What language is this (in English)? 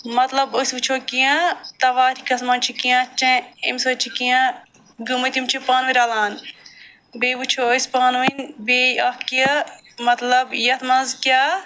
Kashmiri